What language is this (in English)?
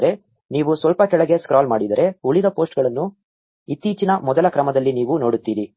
Kannada